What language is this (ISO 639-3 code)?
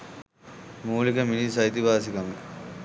sin